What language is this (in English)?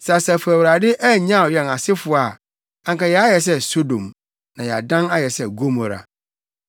Akan